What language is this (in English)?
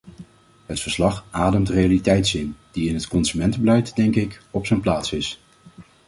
Dutch